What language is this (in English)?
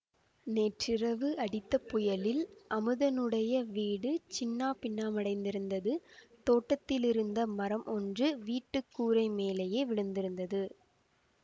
Tamil